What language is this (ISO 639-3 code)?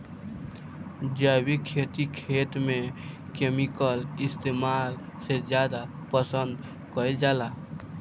bho